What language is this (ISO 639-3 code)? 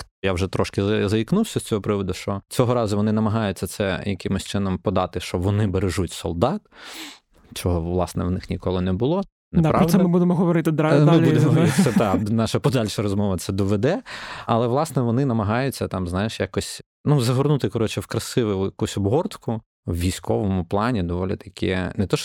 ukr